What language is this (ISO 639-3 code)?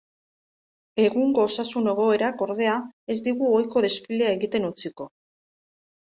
eus